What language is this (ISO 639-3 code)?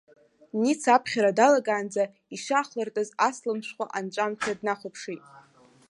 abk